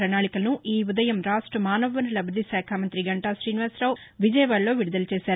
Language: Telugu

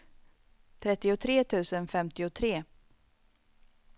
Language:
Swedish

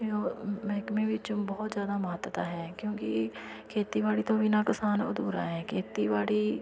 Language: Punjabi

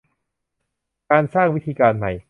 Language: Thai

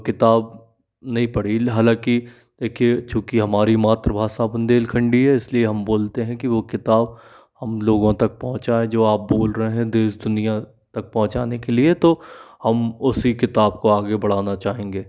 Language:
Hindi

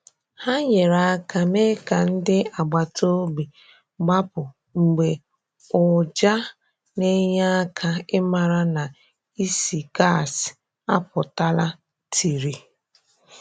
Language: Igbo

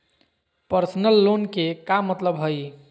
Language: Magahi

